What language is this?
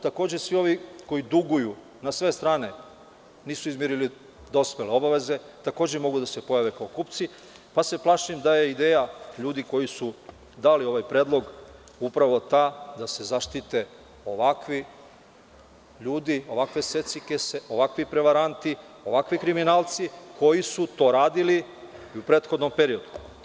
Serbian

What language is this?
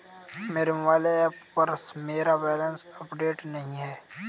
Hindi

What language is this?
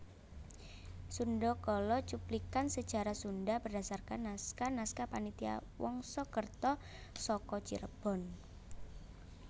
Javanese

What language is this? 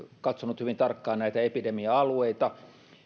Finnish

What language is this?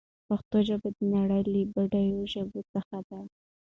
Pashto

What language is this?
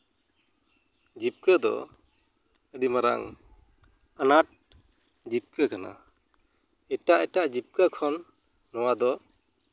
Santali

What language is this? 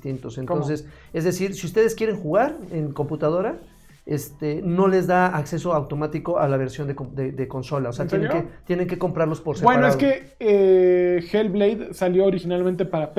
Spanish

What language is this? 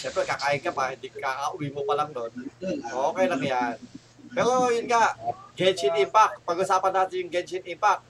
Filipino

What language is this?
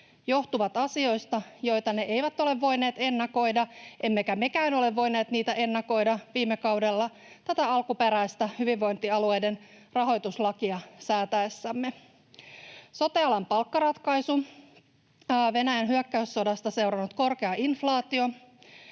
Finnish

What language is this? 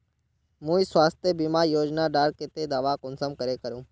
Magahi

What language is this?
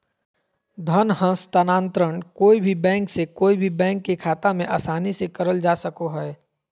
Magahi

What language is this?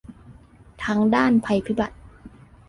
Thai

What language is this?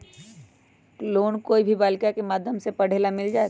Magahi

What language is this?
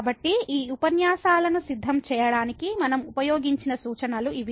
Telugu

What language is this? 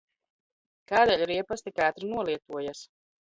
Latvian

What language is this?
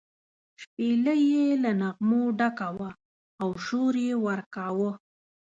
Pashto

